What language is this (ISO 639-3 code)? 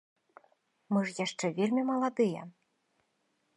bel